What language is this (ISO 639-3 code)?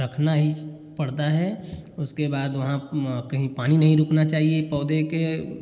hin